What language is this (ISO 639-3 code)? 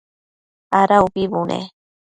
mcf